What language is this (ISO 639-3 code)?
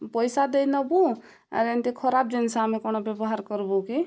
ori